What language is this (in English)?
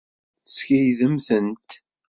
Kabyle